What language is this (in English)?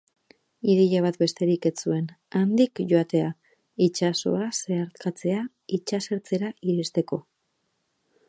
Basque